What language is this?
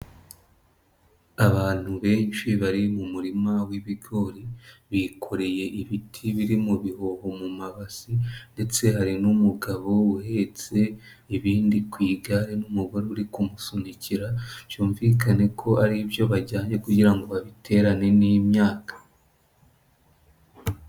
Kinyarwanda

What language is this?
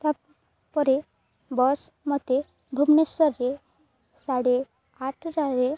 Odia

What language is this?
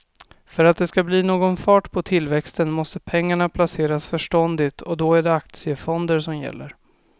Swedish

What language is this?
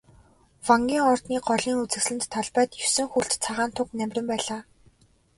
Mongolian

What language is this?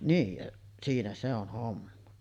Finnish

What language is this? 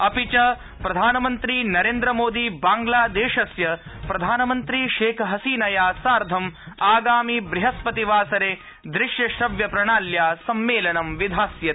Sanskrit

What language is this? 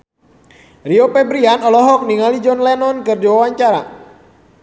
Sundanese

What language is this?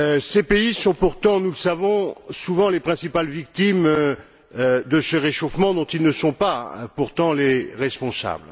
French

